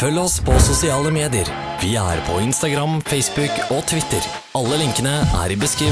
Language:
Norwegian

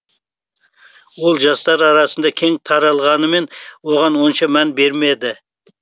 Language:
Kazakh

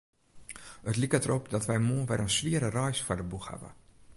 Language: Western Frisian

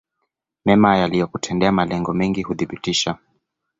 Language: Swahili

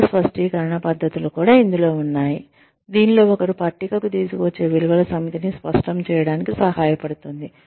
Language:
Telugu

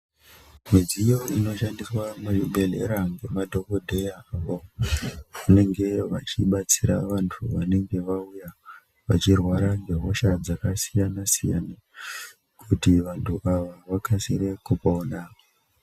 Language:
Ndau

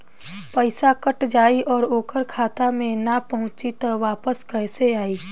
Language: Bhojpuri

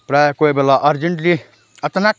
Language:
Nepali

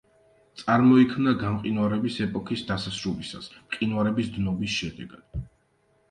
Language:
Georgian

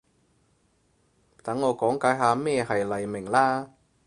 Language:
Cantonese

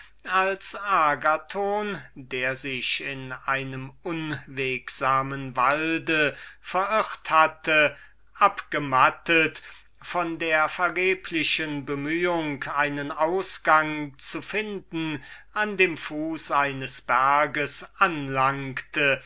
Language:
German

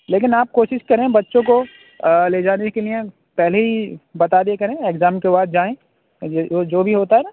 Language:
Urdu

